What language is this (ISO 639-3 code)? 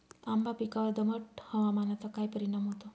mar